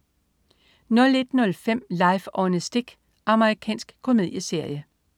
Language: Danish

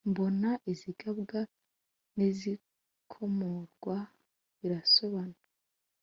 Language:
Kinyarwanda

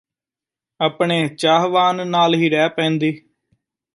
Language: Punjabi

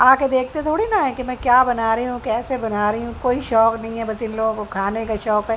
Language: Urdu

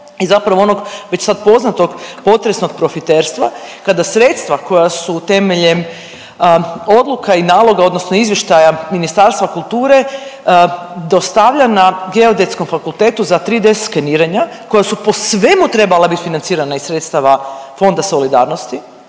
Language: Croatian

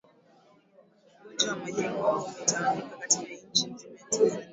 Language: Swahili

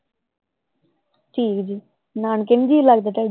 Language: Punjabi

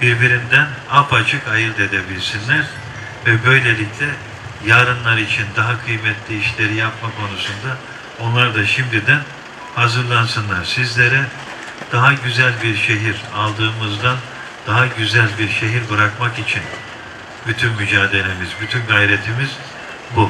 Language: Turkish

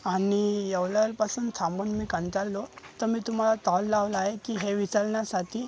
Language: Marathi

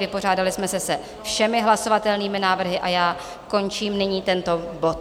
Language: Czech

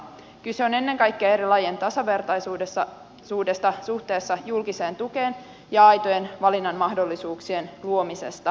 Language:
Finnish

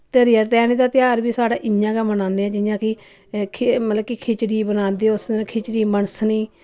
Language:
Dogri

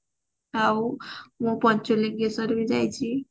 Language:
Odia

